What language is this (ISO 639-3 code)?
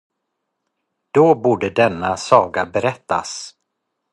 swe